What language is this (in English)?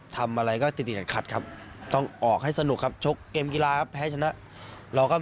Thai